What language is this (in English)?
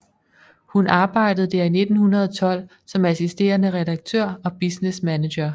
Danish